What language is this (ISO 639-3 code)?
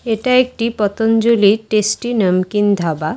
ben